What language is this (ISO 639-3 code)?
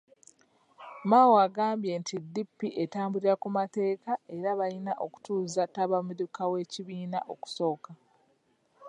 lug